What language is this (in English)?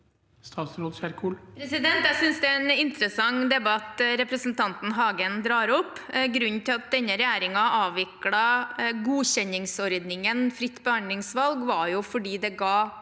Norwegian